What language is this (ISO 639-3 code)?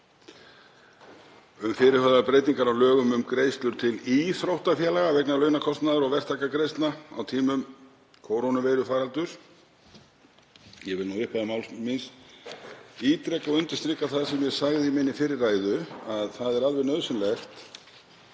isl